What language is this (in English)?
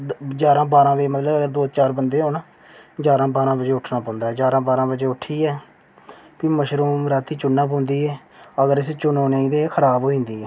Dogri